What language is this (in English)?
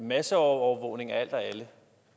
Danish